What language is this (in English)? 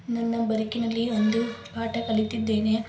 Kannada